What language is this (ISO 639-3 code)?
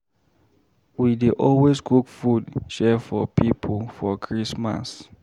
pcm